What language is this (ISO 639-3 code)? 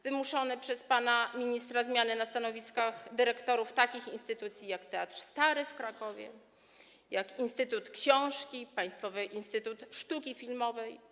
pol